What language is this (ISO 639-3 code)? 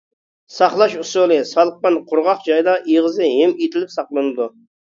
uig